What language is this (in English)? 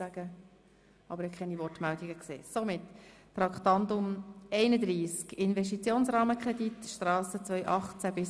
Swiss German